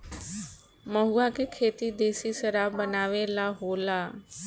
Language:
Bhojpuri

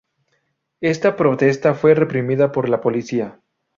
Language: Spanish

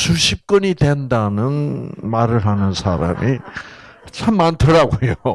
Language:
Korean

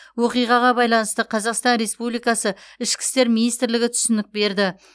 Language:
Kazakh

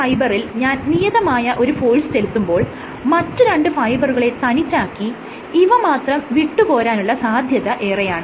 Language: Malayalam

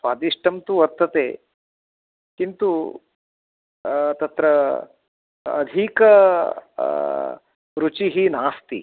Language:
Sanskrit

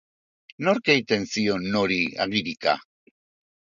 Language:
Basque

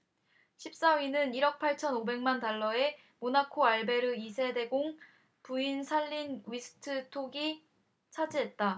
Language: Korean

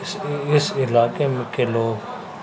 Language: Urdu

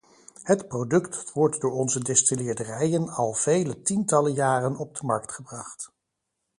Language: Dutch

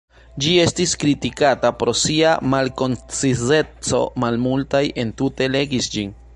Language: Esperanto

